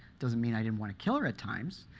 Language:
English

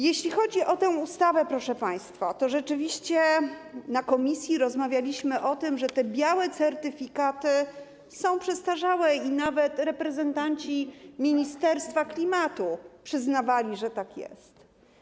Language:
Polish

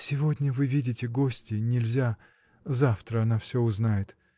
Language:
Russian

